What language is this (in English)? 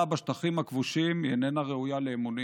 Hebrew